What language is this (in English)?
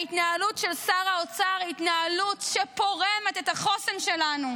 Hebrew